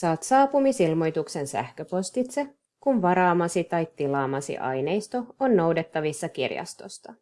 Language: Finnish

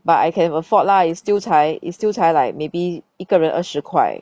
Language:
English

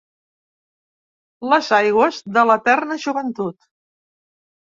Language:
Catalan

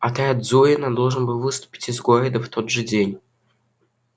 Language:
Russian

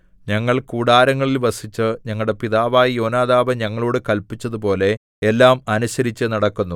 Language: Malayalam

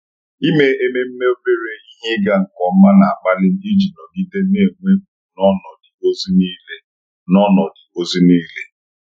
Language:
Igbo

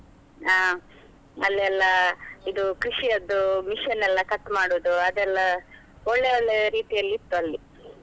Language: Kannada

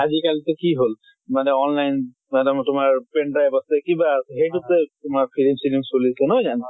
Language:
Assamese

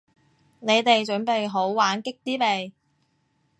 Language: Cantonese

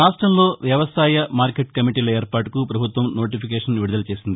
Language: Telugu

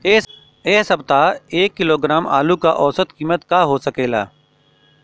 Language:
Bhojpuri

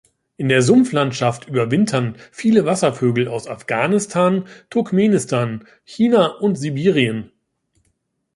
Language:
German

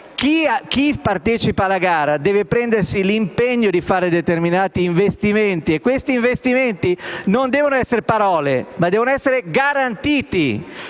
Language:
Italian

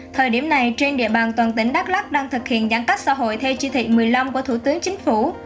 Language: Vietnamese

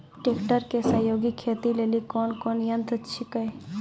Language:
Maithili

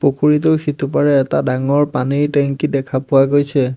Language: Assamese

